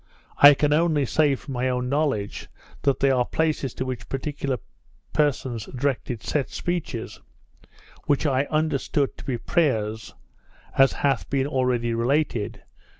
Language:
English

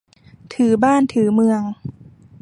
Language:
Thai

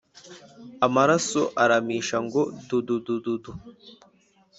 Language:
Kinyarwanda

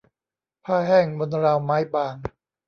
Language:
Thai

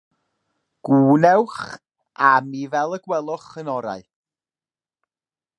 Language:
Welsh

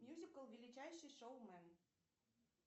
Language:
Russian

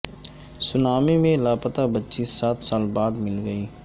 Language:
Urdu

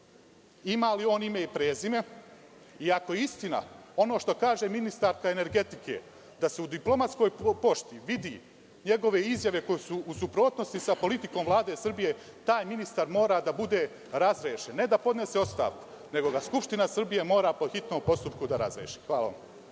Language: Serbian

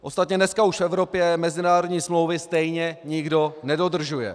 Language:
Czech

